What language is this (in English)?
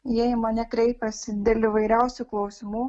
Lithuanian